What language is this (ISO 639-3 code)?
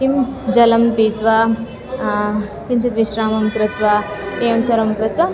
san